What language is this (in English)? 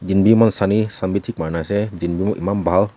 Naga Pidgin